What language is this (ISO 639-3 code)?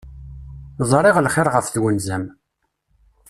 kab